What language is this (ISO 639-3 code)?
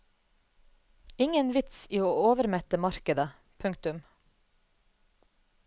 nor